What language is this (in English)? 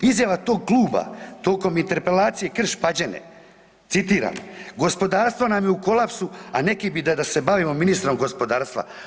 Croatian